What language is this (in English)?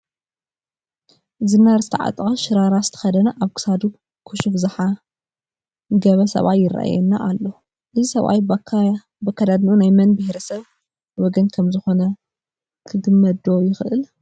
Tigrinya